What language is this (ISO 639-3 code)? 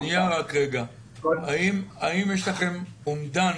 heb